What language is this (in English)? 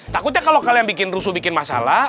Indonesian